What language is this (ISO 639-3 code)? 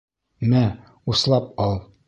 bak